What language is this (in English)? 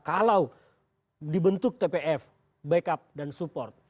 Indonesian